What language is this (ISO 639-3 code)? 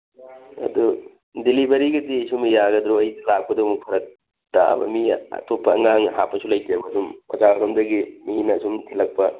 mni